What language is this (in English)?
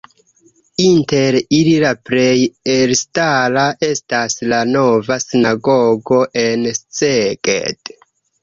Esperanto